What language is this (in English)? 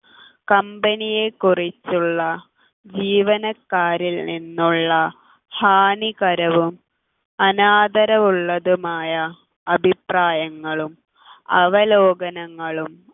Malayalam